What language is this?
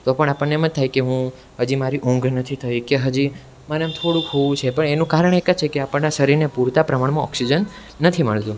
Gujarati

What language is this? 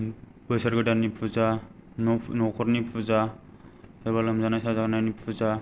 Bodo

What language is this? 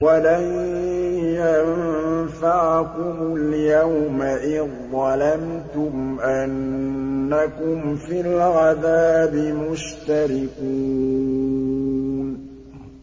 Arabic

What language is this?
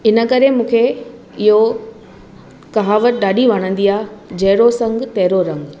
Sindhi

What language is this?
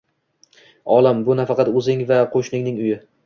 Uzbek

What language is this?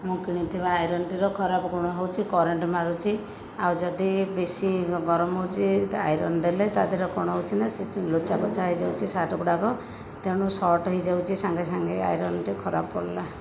Odia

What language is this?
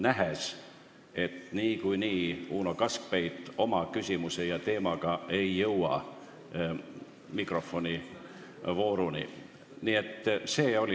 Estonian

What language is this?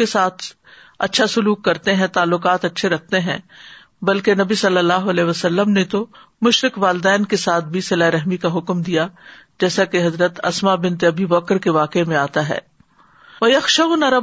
Urdu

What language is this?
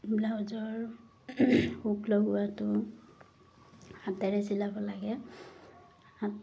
Assamese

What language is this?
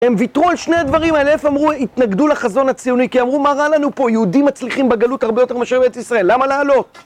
Hebrew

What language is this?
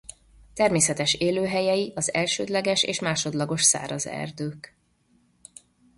Hungarian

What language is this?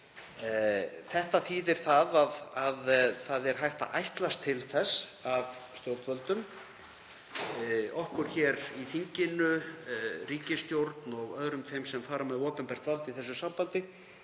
Icelandic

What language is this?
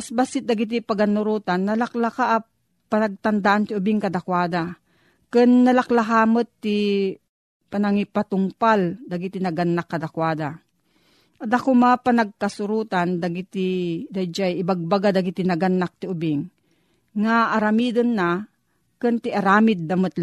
Filipino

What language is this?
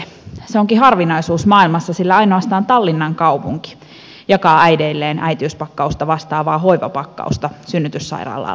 Finnish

